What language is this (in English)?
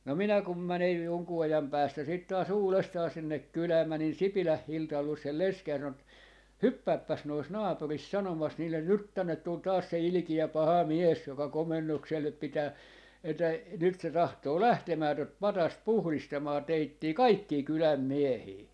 Finnish